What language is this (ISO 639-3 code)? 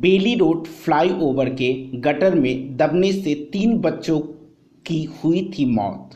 hin